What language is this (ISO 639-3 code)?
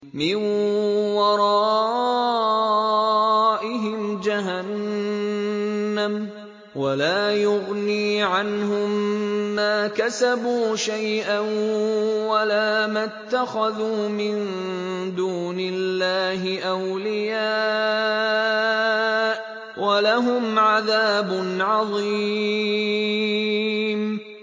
ara